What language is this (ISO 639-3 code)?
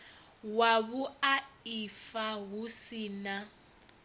ven